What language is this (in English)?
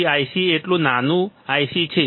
Gujarati